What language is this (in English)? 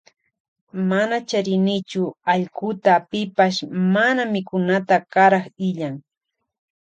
Loja Highland Quichua